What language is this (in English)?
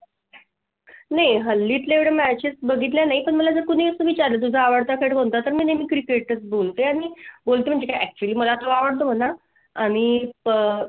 Marathi